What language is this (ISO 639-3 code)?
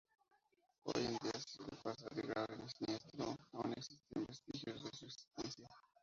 spa